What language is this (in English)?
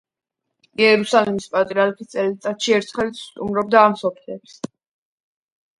Georgian